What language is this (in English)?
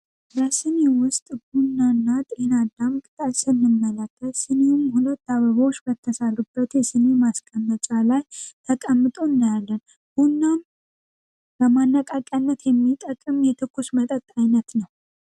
Amharic